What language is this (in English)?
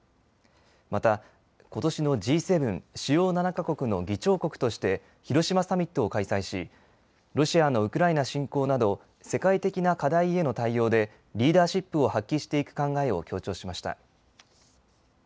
Japanese